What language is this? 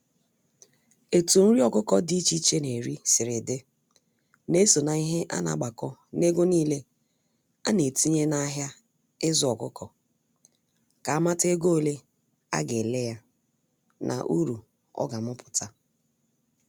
Igbo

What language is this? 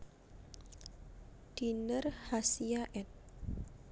Javanese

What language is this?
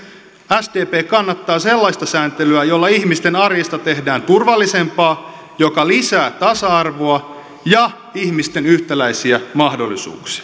Finnish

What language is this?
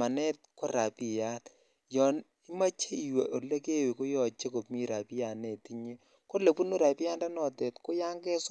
Kalenjin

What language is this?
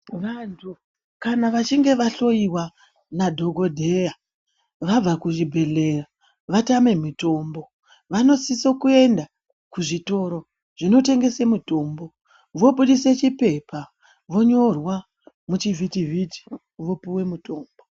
Ndau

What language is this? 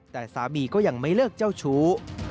Thai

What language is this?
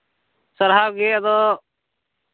Santali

